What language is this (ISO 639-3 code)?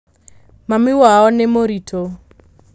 kik